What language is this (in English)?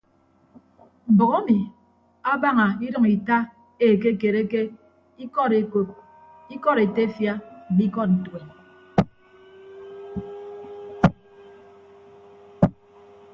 Ibibio